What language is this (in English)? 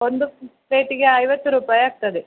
Kannada